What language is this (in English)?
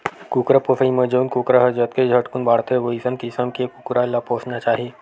Chhattisgarhi